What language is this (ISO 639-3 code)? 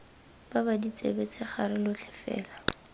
tsn